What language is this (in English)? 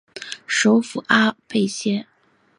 Chinese